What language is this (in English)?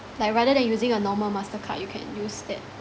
English